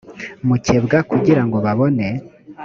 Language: Kinyarwanda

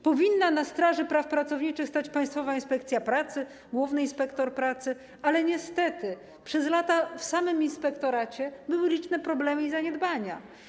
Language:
Polish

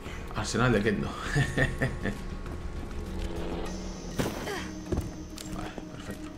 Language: Spanish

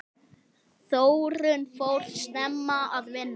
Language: Icelandic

